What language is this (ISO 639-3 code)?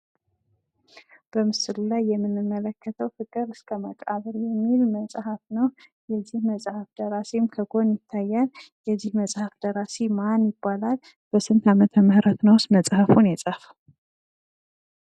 amh